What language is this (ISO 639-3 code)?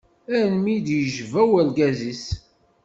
kab